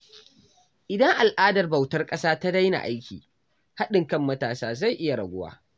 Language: Hausa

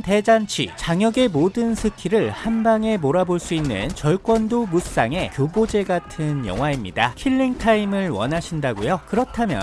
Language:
Korean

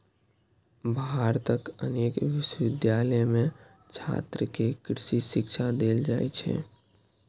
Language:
Maithili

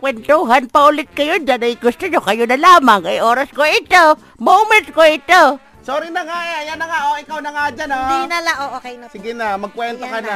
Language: Filipino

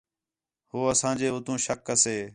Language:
Khetrani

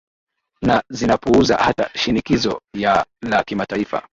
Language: Swahili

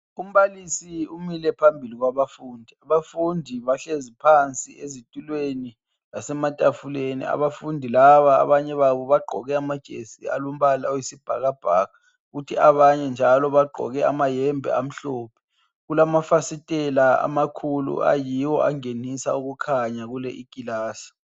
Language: North Ndebele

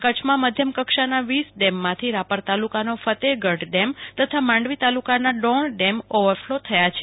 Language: Gujarati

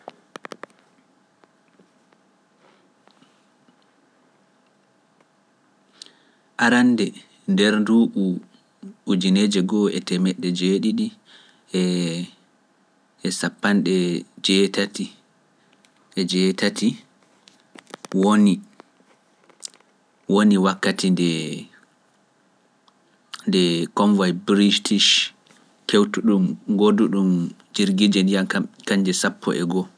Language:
Pular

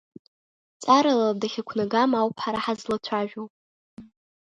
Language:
Abkhazian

